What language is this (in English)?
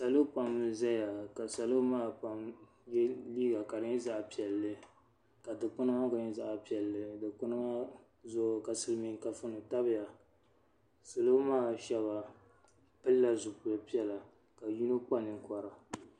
Dagbani